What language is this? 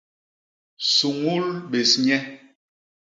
Basaa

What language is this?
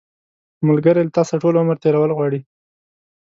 Pashto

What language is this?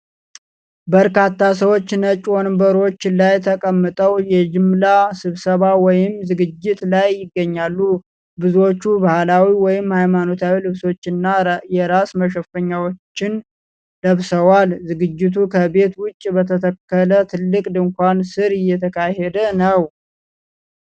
Amharic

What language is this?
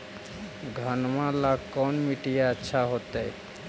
Magahi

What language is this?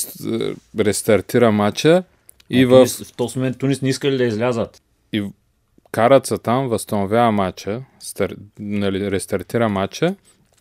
Bulgarian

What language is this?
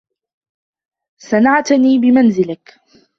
Arabic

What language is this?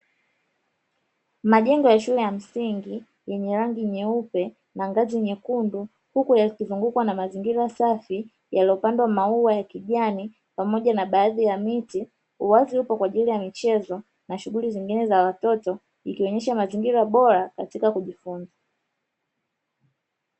Swahili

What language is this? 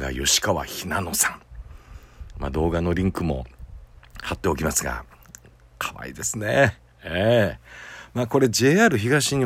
Japanese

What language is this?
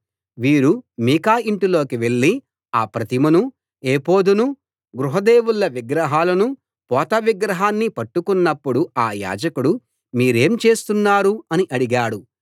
Telugu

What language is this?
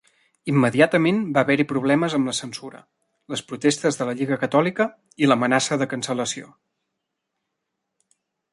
Catalan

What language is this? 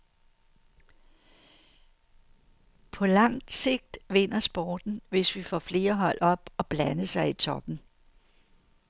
Danish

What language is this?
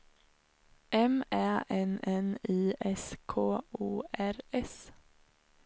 Swedish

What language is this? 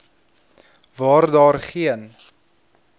Afrikaans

